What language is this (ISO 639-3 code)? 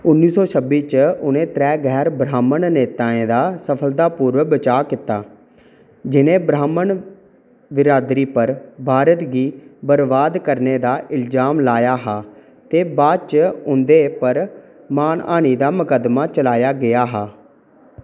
doi